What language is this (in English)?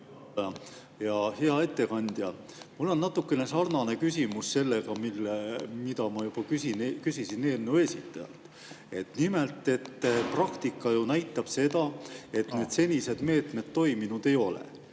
Estonian